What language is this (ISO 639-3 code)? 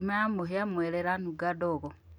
kik